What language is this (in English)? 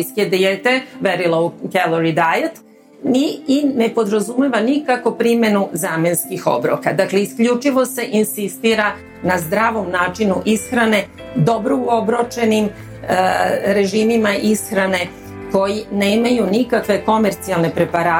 Croatian